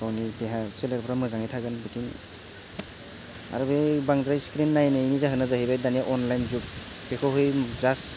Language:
Bodo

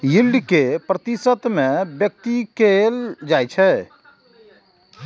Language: Maithili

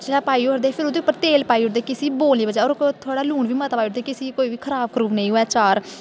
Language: Dogri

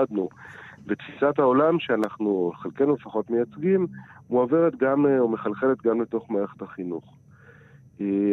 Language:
Hebrew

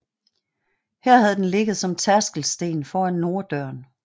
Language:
Danish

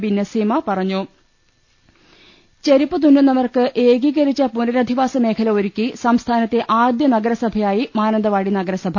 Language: Malayalam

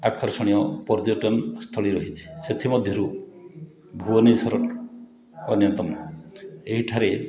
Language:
Odia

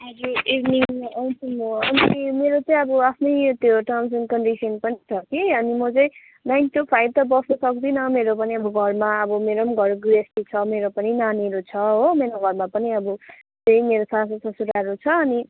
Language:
Nepali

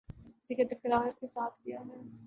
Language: Urdu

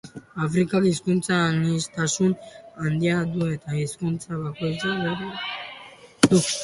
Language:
Basque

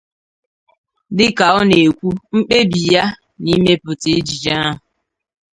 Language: Igbo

